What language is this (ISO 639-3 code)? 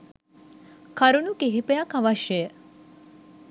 sin